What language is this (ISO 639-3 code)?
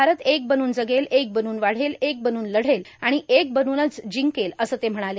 mar